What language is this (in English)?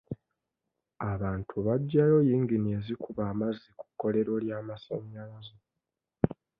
Ganda